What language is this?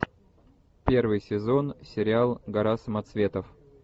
Russian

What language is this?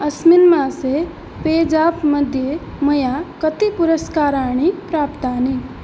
Sanskrit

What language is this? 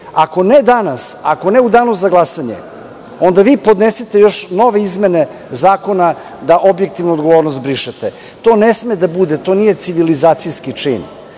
Serbian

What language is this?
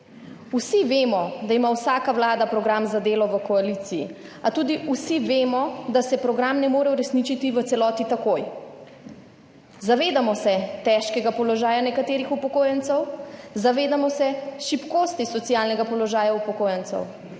Slovenian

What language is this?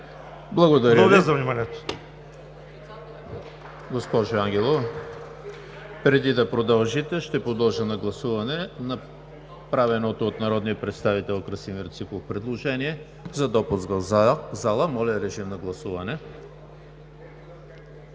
Bulgarian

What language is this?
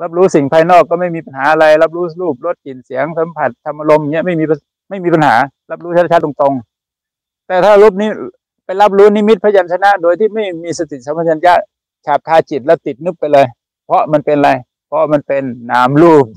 Thai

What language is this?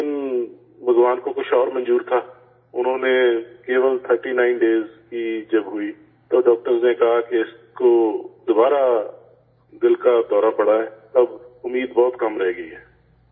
Urdu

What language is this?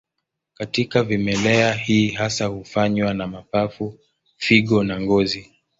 Swahili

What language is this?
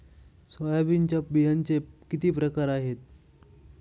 Marathi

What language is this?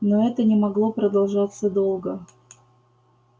Russian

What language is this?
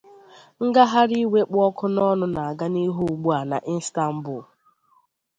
Igbo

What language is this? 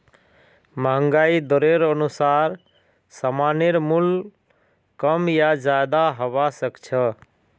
Magahi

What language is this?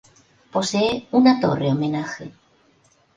Spanish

